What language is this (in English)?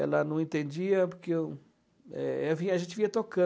Portuguese